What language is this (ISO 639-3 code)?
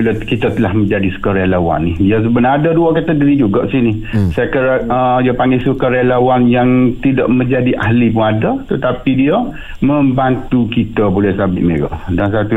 msa